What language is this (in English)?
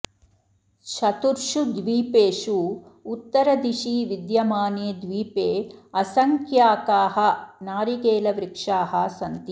Sanskrit